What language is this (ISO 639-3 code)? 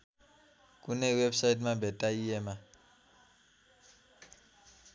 nep